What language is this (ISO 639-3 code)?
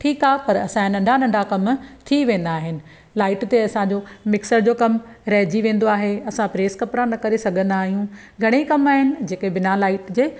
snd